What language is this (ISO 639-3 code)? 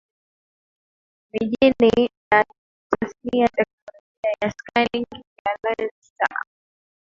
swa